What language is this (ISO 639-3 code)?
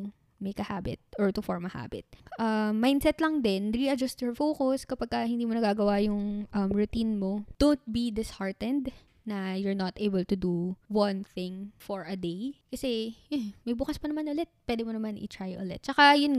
fil